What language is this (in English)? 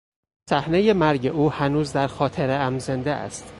Persian